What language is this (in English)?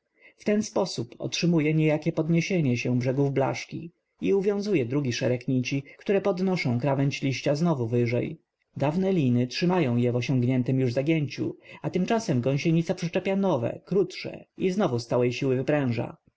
Polish